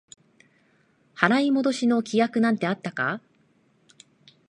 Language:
Japanese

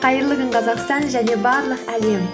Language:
Kazakh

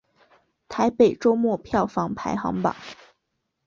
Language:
Chinese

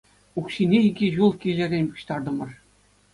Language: Chuvash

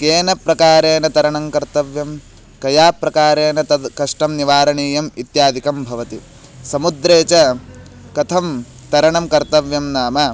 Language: Sanskrit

